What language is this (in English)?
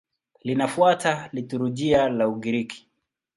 Swahili